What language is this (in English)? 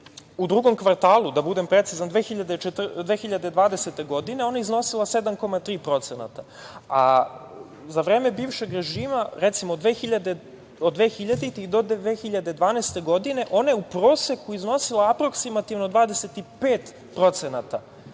Serbian